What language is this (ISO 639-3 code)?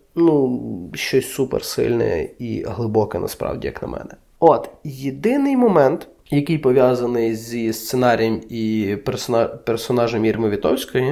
ukr